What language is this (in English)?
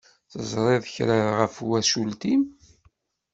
Kabyle